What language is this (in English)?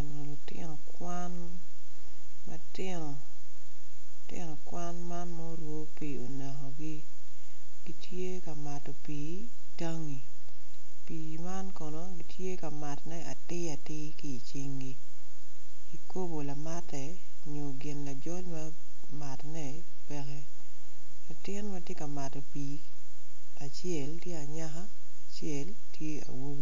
Acoli